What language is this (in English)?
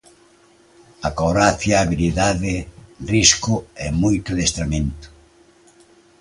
Galician